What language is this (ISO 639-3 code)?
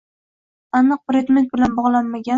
uzb